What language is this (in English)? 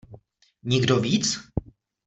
Czech